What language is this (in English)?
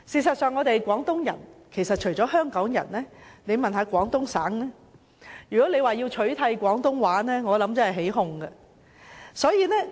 Cantonese